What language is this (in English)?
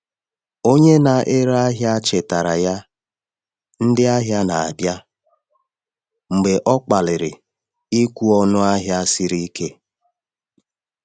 Igbo